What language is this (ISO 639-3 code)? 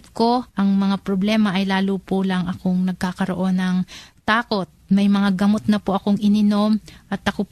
fil